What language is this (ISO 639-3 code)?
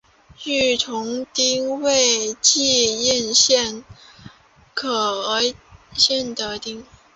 zho